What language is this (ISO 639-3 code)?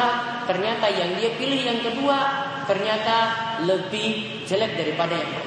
ind